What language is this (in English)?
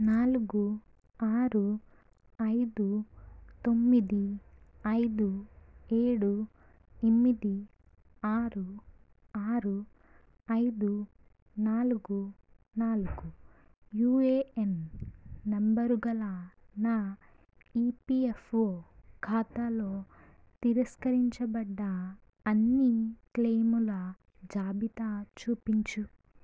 Telugu